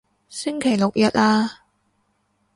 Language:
Cantonese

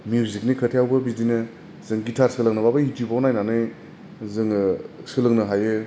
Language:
Bodo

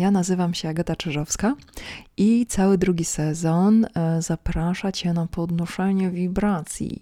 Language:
Polish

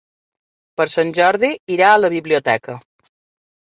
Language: Catalan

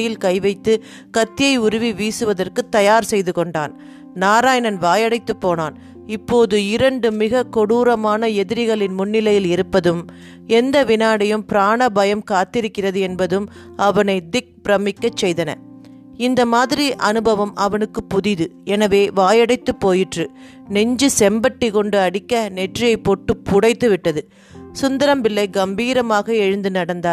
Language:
Tamil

